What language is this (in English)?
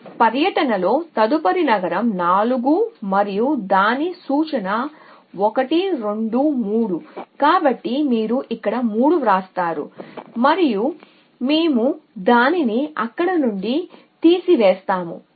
Telugu